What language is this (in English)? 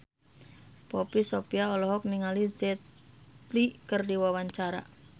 Sundanese